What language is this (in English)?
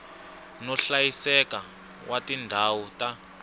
Tsonga